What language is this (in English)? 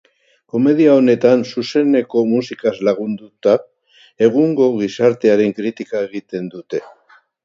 Basque